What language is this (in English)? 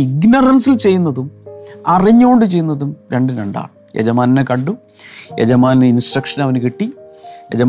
Malayalam